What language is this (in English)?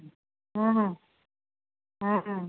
Maithili